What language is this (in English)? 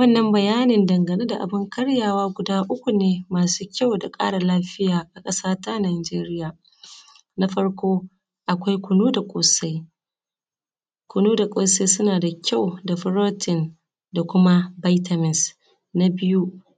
Hausa